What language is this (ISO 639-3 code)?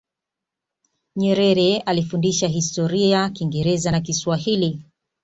swa